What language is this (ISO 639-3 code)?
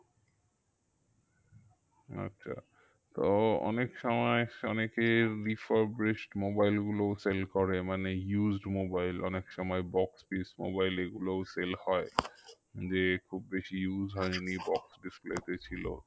ben